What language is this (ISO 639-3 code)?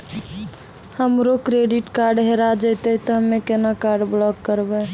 mai